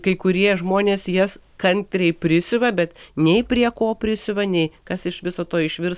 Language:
Lithuanian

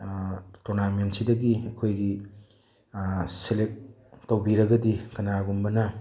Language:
Manipuri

